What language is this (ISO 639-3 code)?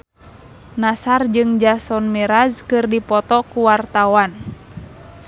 sun